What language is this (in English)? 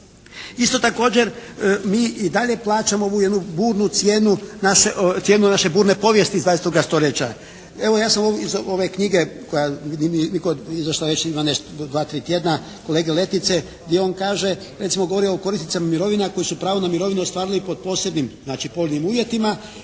Croatian